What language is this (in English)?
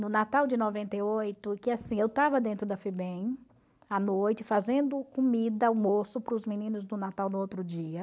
Portuguese